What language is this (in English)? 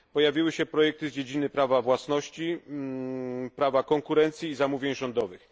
Polish